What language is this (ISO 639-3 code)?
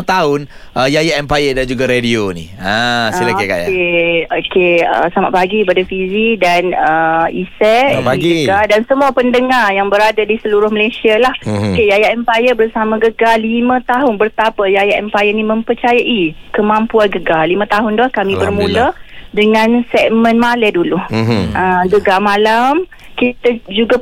msa